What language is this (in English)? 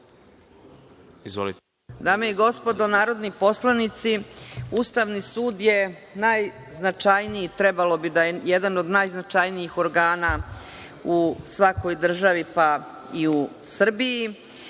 Serbian